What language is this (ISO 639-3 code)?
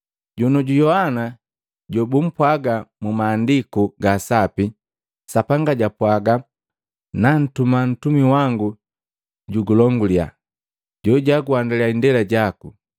mgv